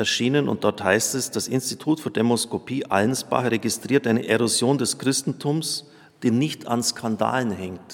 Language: German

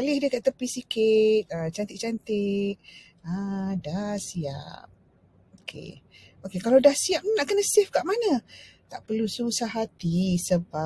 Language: Malay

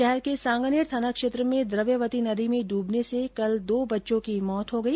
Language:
Hindi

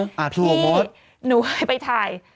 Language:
Thai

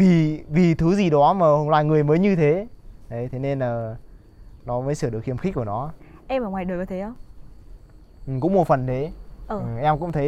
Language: Vietnamese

